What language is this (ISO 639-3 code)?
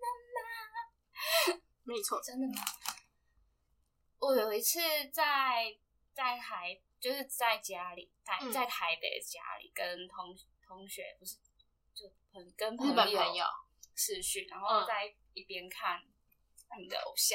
zho